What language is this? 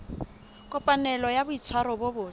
Southern Sotho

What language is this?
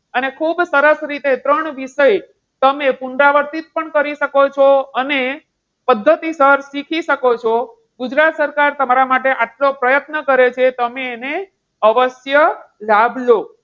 Gujarati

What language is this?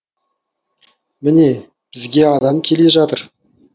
Kazakh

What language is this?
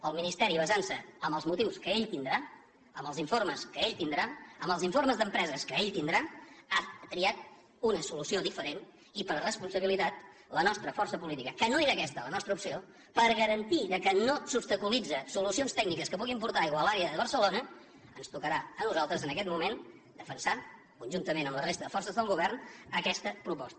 Catalan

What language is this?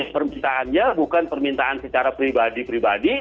Indonesian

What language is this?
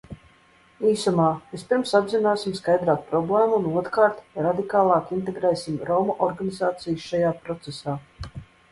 Latvian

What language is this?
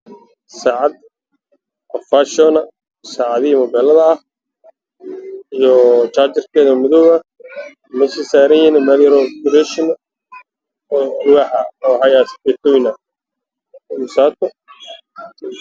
Somali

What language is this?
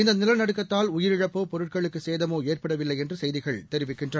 Tamil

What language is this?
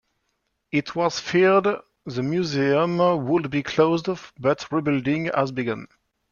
English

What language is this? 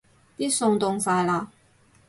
Cantonese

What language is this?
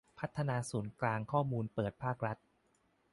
Thai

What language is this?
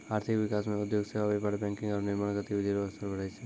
Maithili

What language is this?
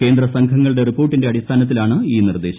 Malayalam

